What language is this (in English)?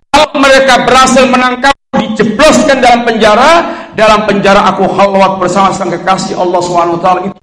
Indonesian